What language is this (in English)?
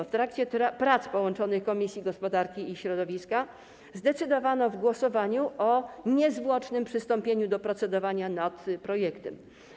Polish